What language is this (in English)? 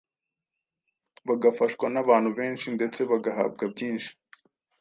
Kinyarwanda